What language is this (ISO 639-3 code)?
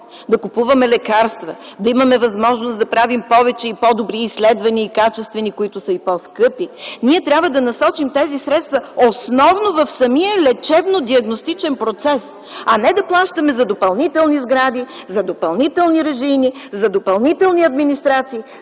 bul